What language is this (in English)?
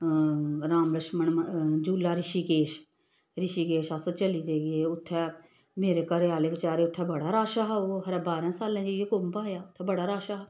Dogri